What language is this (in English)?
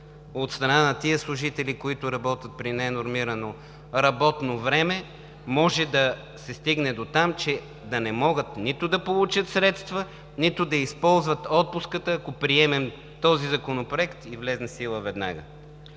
Bulgarian